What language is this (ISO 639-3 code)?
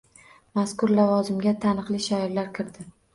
uzb